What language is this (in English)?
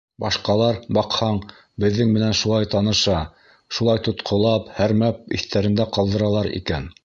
Bashkir